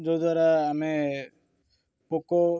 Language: Odia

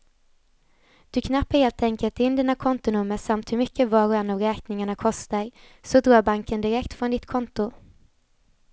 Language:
Swedish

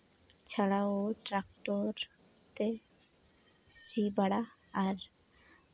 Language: Santali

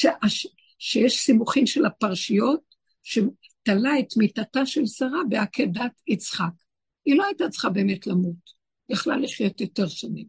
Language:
Hebrew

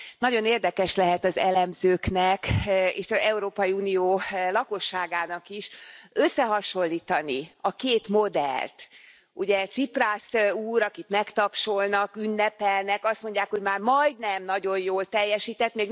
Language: Hungarian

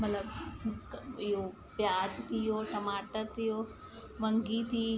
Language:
Sindhi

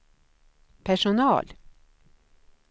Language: Swedish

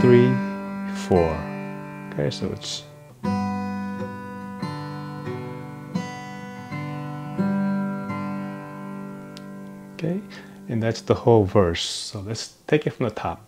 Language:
English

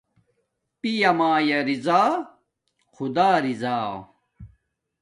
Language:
Domaaki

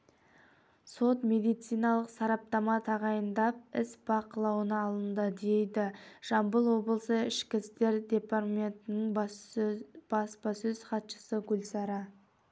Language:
Kazakh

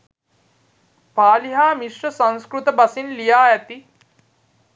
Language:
Sinhala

